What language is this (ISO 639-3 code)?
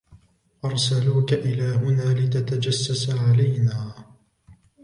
ara